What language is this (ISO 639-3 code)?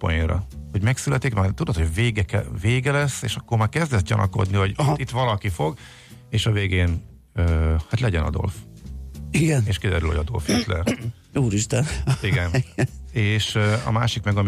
hun